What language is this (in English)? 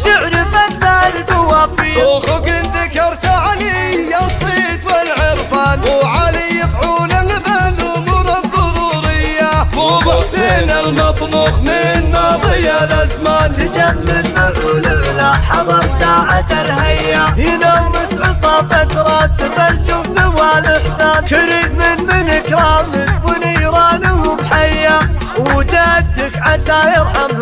Arabic